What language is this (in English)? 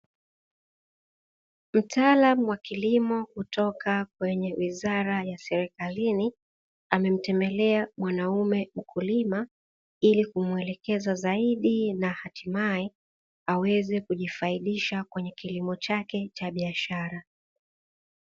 Swahili